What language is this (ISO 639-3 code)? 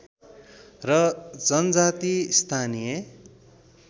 nep